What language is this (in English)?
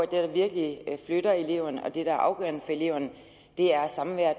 Danish